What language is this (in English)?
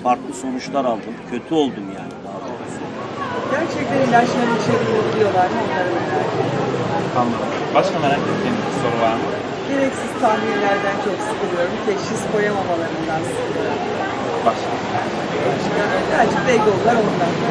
Turkish